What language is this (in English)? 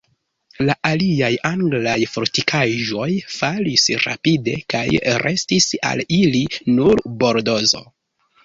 Esperanto